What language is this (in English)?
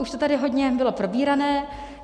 Czech